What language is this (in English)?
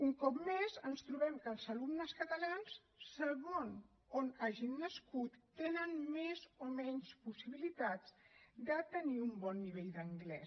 Catalan